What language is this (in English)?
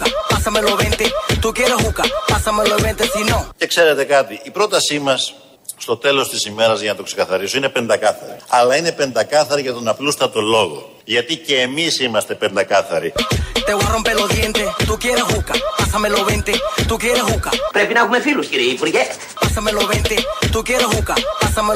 Greek